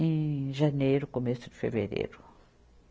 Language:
Portuguese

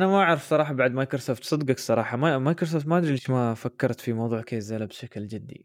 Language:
Arabic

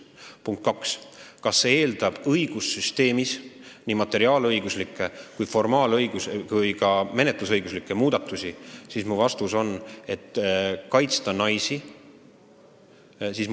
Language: Estonian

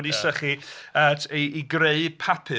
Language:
Welsh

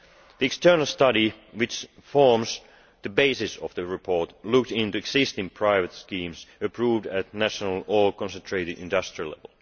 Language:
English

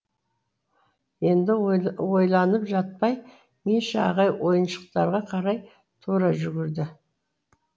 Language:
Kazakh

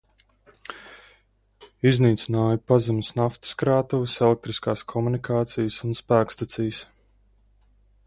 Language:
Latvian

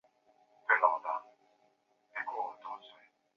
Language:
Chinese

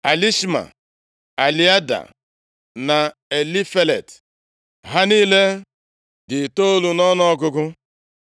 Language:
Igbo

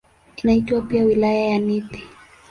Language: Swahili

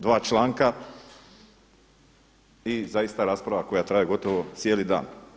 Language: Croatian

